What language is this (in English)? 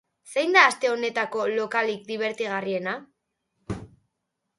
Basque